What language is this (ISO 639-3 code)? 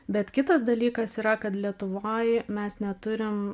lit